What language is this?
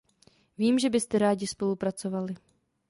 Czech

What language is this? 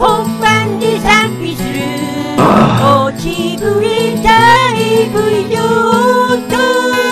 Japanese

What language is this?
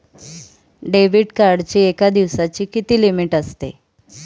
Marathi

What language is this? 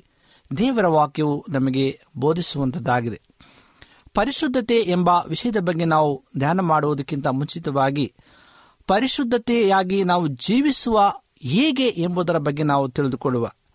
Kannada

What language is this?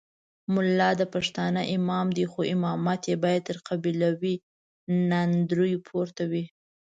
Pashto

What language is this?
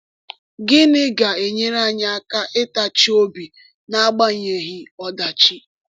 Igbo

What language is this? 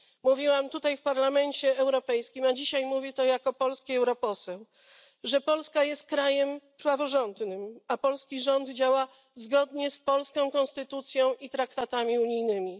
Polish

